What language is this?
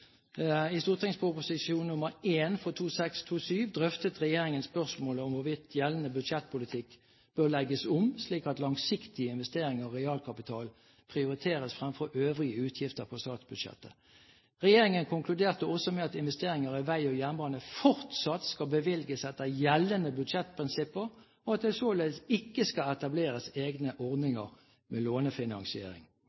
Norwegian Bokmål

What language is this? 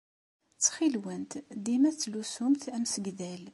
Kabyle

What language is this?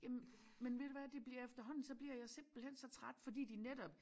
Danish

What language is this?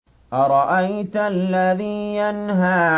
Arabic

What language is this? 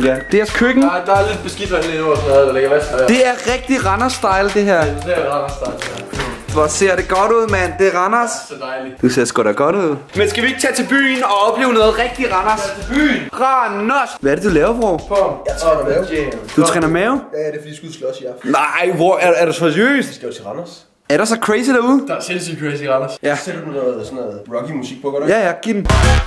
Danish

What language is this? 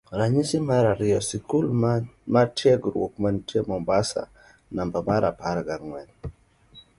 Luo (Kenya and Tanzania)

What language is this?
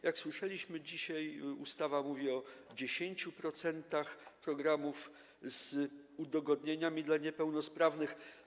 Polish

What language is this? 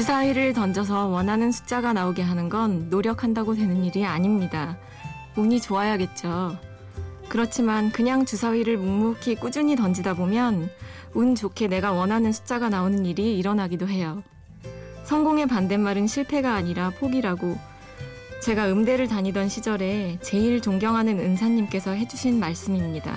Korean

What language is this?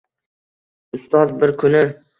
Uzbek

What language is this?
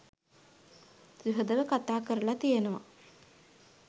Sinhala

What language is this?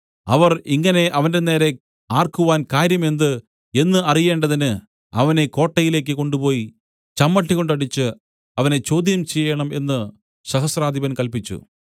Malayalam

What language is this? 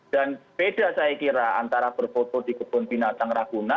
Indonesian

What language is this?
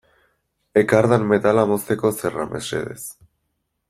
Basque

